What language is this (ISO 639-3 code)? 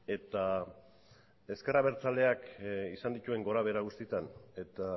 eus